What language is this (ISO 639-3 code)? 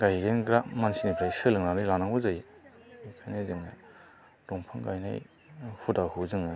brx